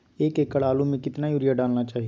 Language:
Magahi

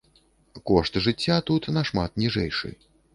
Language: Belarusian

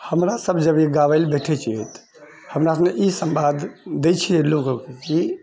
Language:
Maithili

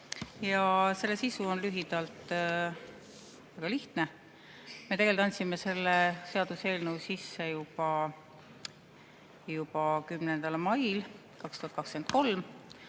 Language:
Estonian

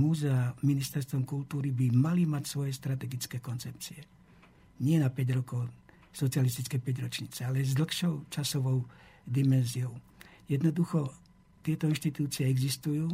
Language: Slovak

